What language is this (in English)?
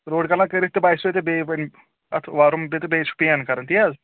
Kashmiri